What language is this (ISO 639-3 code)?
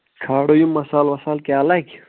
kas